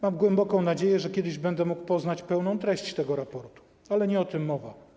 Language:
Polish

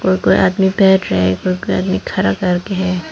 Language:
Hindi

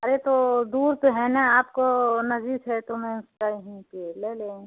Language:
Hindi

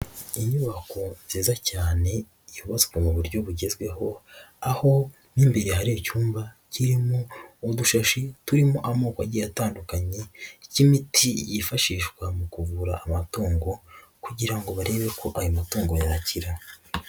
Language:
Kinyarwanda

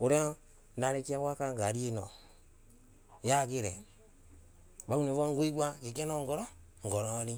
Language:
Embu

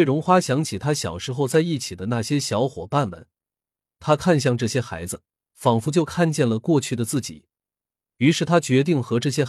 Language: Chinese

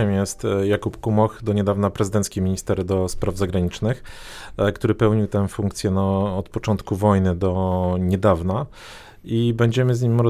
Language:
Polish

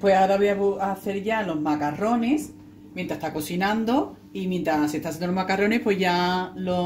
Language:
Spanish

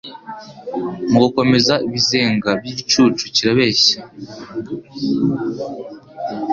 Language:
Kinyarwanda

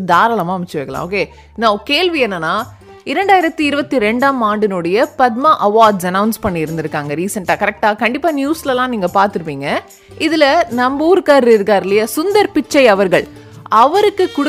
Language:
Tamil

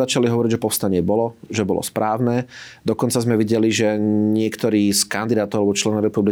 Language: Slovak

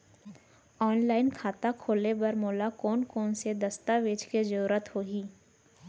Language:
Chhattisgarhi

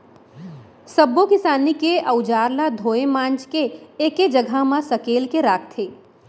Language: Chhattisgarhi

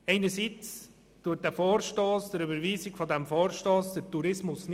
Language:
Swiss German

